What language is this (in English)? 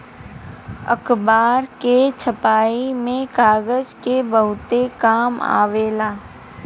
Bhojpuri